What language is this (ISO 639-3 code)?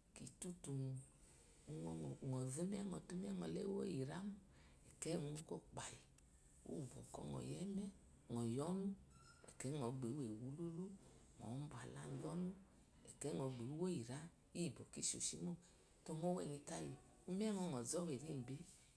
afo